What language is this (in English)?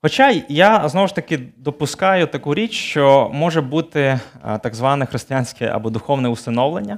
Ukrainian